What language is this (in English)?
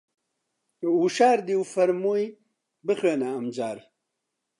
Central Kurdish